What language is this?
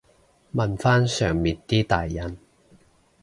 Cantonese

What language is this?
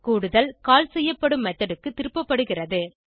Tamil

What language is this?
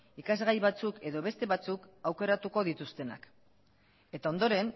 Basque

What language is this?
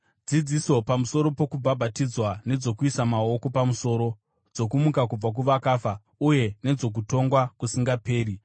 Shona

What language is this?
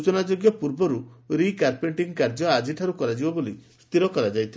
Odia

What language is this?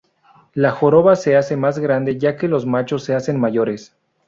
Spanish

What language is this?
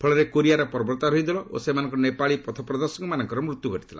Odia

